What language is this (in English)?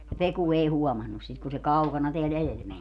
Finnish